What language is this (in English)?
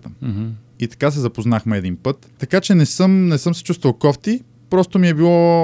Bulgarian